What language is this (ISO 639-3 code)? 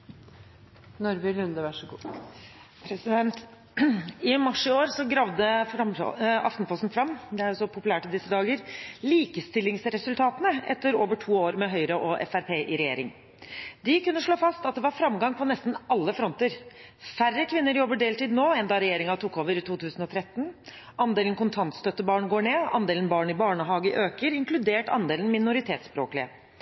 nor